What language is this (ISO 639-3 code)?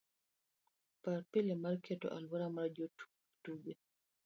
luo